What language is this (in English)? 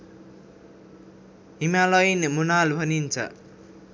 Nepali